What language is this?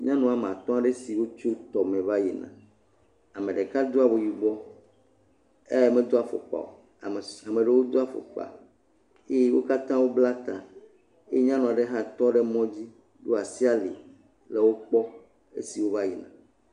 Ewe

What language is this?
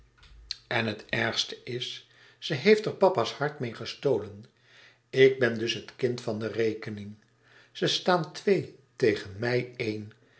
Dutch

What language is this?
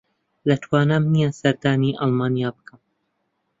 Central Kurdish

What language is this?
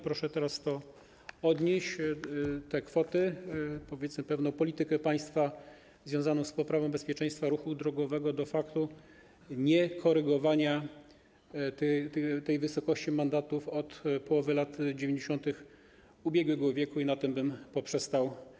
Polish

